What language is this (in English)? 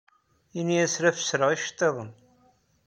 Kabyle